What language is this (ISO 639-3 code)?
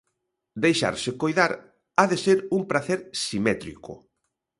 glg